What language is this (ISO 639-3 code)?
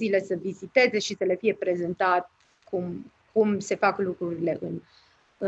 ron